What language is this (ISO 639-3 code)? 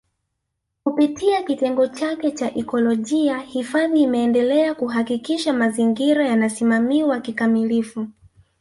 swa